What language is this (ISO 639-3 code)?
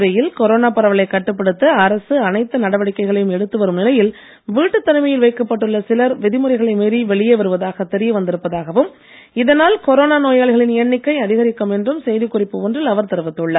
tam